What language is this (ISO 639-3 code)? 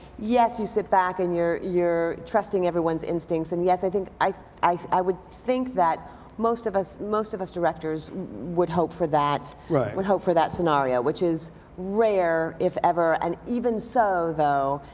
eng